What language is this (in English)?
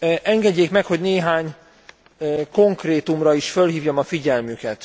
Hungarian